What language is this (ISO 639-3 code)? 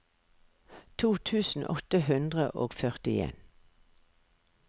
nor